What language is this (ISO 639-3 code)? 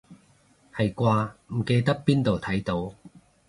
yue